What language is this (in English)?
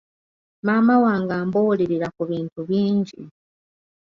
Ganda